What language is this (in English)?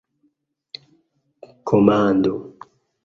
Esperanto